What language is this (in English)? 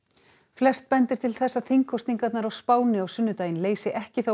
Icelandic